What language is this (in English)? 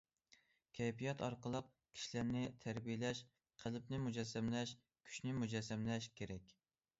Uyghur